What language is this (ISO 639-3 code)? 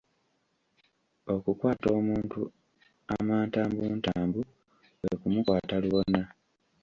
lug